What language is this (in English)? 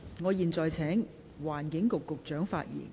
Cantonese